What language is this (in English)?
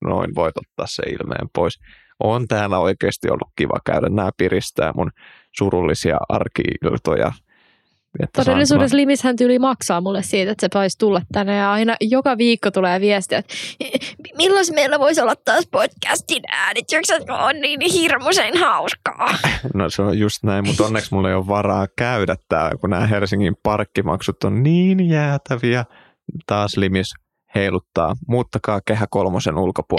Finnish